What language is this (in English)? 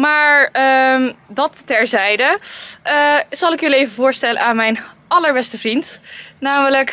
Dutch